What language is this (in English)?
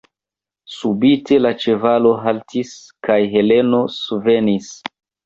Esperanto